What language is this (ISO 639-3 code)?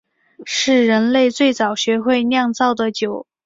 zho